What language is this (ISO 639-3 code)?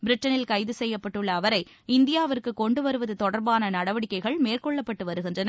tam